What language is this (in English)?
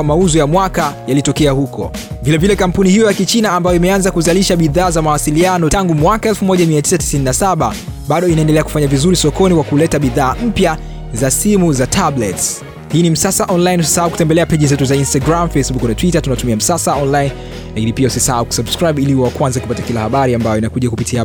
Swahili